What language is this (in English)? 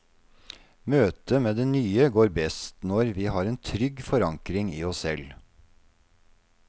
Norwegian